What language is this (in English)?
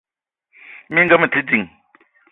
Eton (Cameroon)